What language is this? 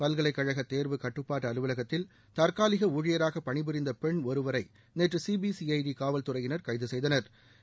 Tamil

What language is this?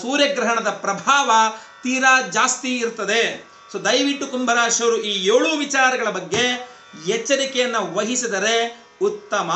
Hindi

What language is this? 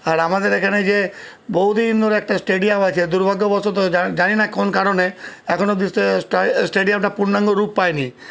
Bangla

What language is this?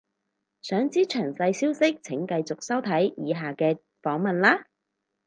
Cantonese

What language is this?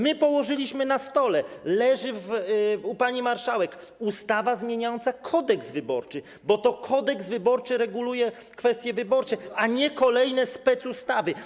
Polish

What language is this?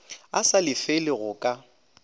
Northern Sotho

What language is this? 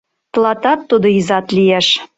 Mari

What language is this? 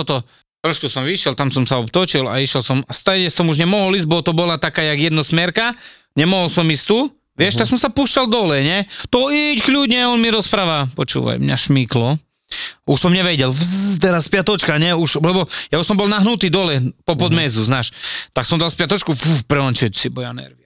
Slovak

